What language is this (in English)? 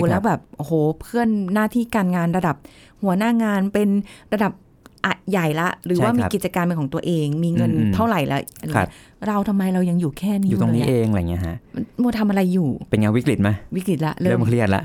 Thai